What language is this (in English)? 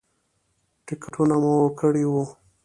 Pashto